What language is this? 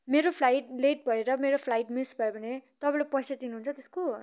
Nepali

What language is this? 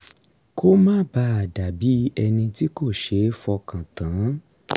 Yoruba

